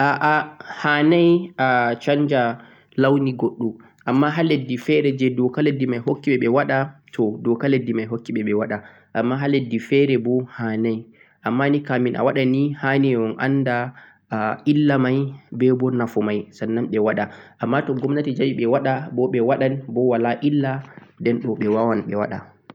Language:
Central-Eastern Niger Fulfulde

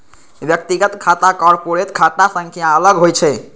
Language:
Maithili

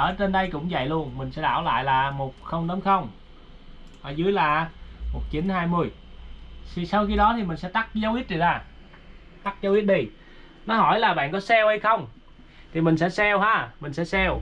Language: Vietnamese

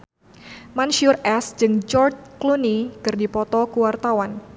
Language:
Sundanese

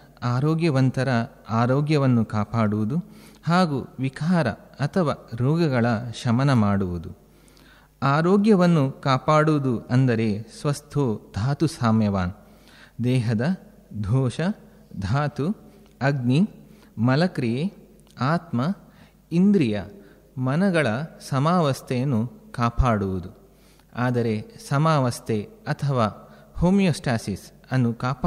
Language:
Kannada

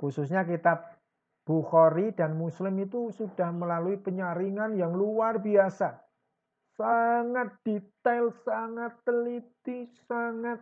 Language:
Indonesian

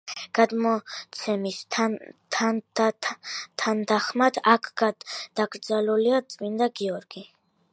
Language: Georgian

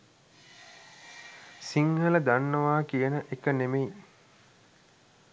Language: Sinhala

